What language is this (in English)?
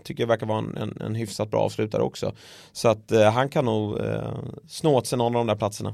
Swedish